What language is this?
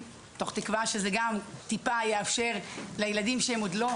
Hebrew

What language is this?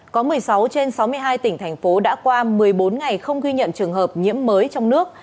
Vietnamese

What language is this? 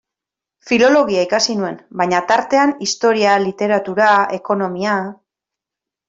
Basque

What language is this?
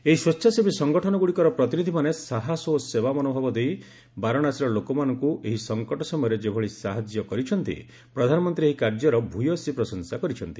Odia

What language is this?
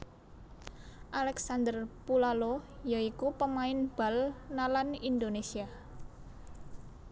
Javanese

